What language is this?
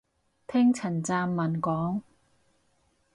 Cantonese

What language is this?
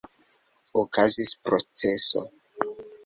Esperanto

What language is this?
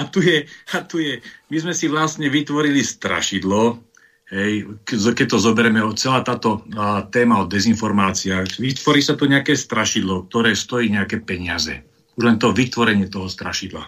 Slovak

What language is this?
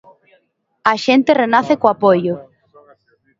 Galician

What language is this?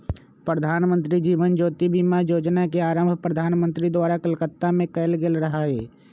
Magahi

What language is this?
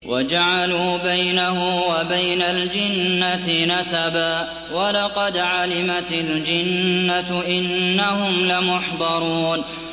Arabic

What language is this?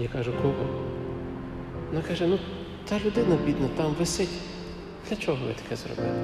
Ukrainian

